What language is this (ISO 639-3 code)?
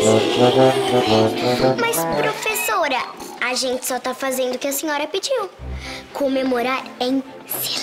por